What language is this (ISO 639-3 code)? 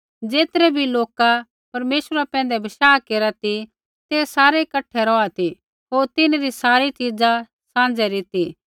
kfx